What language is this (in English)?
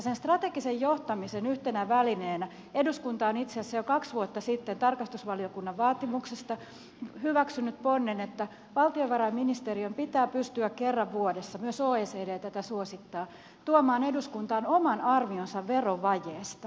Finnish